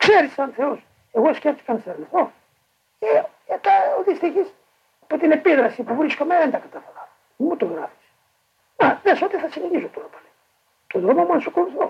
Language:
Greek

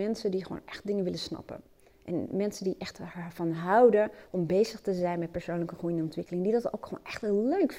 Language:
Dutch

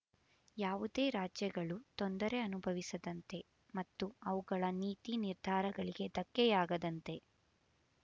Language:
Kannada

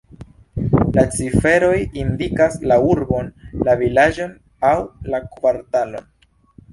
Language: Esperanto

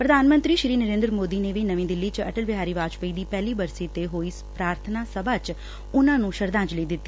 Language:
Punjabi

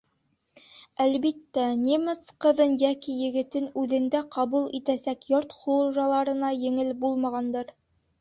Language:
Bashkir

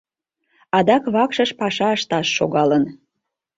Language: Mari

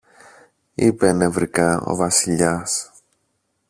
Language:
Greek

